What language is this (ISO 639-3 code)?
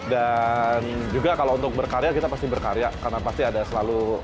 ind